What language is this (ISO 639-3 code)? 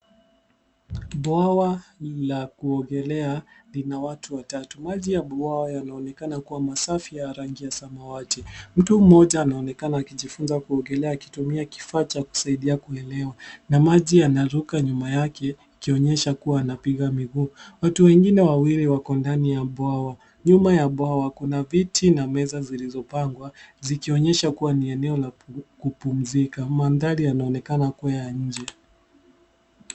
swa